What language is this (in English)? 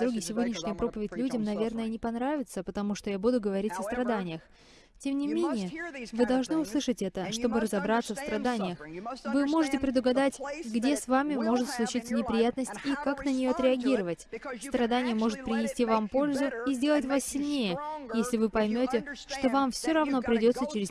Russian